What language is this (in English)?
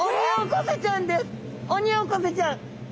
Japanese